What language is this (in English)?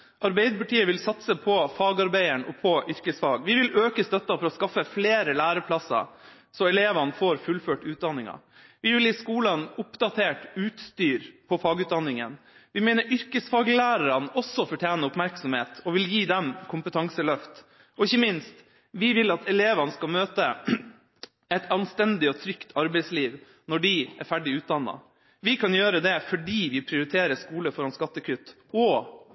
Norwegian Bokmål